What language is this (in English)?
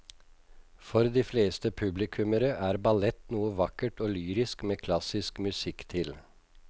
Norwegian